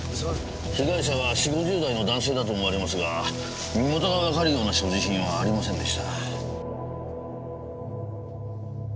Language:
Japanese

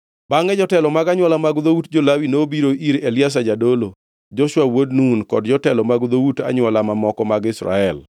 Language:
Luo (Kenya and Tanzania)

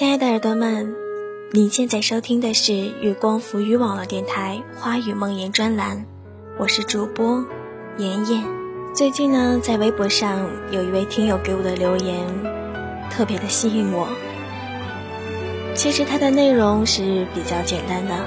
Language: Chinese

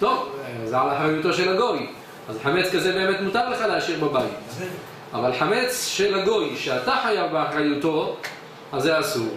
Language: Hebrew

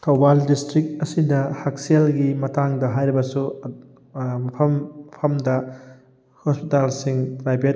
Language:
Manipuri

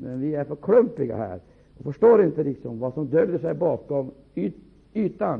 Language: Swedish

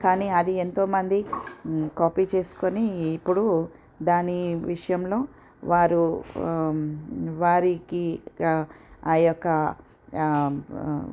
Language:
Telugu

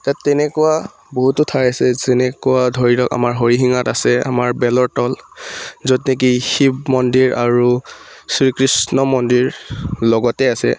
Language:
Assamese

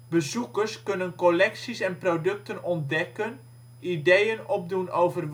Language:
Dutch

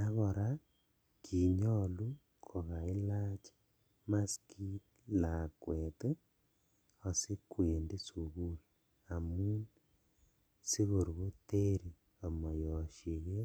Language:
Kalenjin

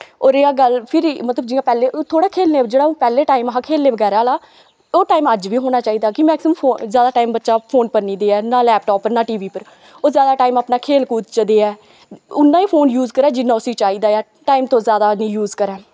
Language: Dogri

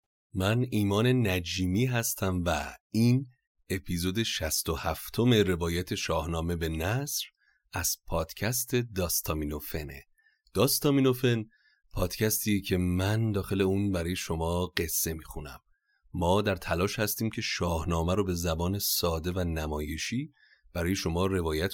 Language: Persian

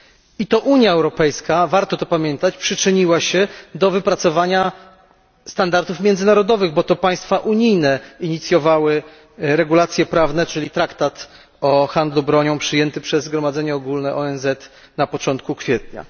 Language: Polish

